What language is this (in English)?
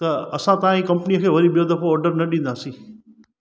Sindhi